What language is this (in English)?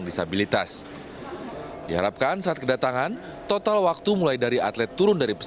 Indonesian